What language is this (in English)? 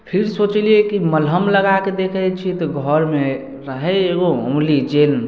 Maithili